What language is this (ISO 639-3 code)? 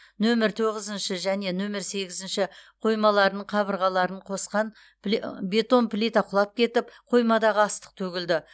kaz